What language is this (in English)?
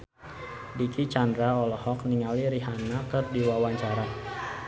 Sundanese